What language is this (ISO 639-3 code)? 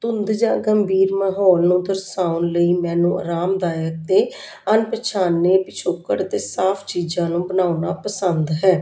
pan